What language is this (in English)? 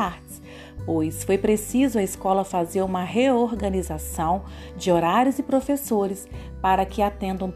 Portuguese